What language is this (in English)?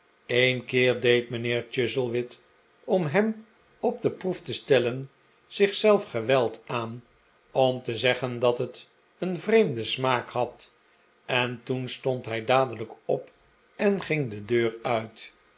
Dutch